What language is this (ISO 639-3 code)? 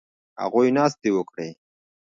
pus